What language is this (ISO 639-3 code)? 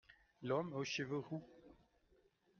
fra